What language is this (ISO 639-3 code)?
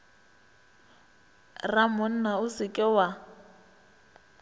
nso